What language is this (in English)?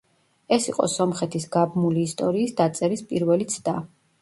Georgian